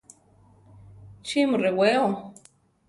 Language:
Central Tarahumara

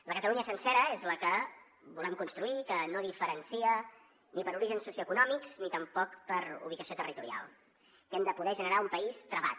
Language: Catalan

